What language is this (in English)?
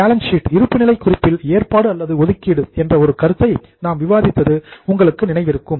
Tamil